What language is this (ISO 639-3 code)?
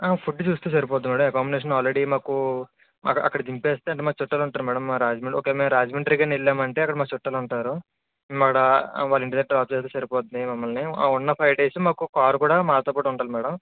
tel